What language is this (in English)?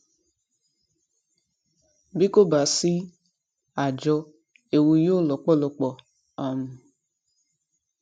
Yoruba